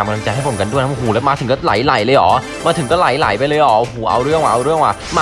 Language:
Thai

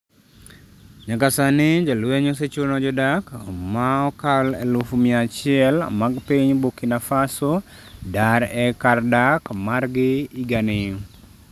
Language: Luo (Kenya and Tanzania)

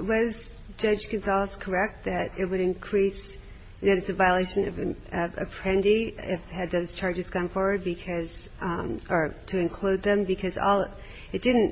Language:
English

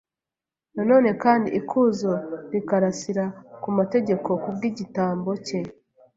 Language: Kinyarwanda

